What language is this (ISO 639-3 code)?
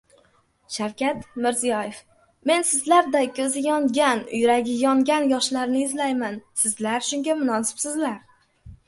uzb